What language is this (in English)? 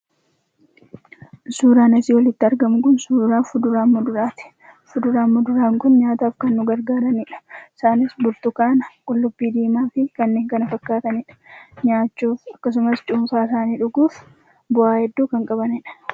Oromo